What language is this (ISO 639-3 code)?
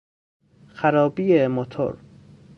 fas